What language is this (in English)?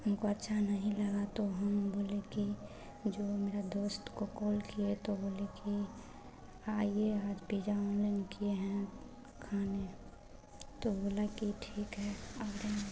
Hindi